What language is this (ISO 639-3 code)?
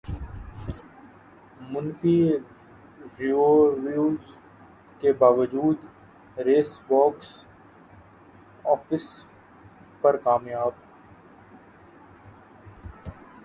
urd